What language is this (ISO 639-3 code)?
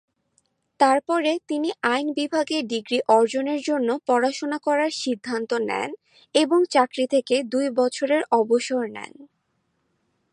ben